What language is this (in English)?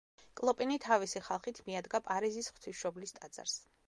Georgian